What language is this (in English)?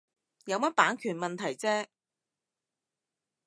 Cantonese